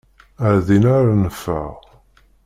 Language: Kabyle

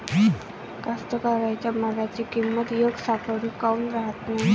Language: Marathi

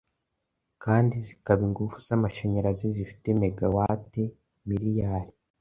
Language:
Kinyarwanda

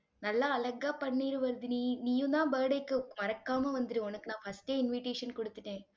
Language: Tamil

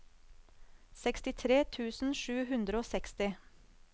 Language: Norwegian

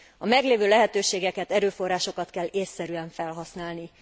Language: Hungarian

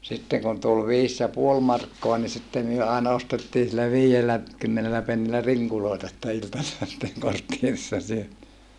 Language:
Finnish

